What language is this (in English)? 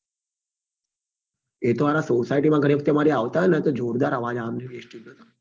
Gujarati